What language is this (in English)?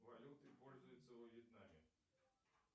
Russian